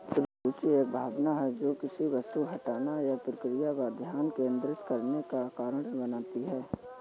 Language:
Hindi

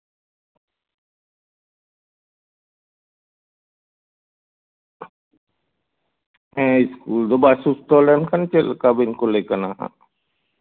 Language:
Santali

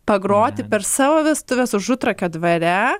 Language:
Lithuanian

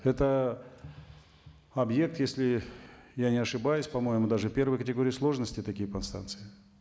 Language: Kazakh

